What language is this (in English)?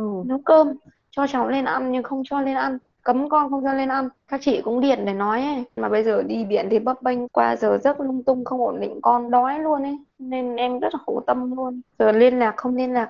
Vietnamese